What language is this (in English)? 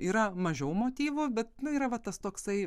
Lithuanian